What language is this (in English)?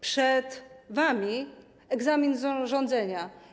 Polish